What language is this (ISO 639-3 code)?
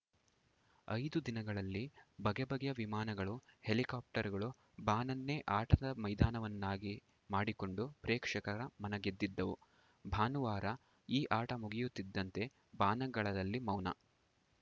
kan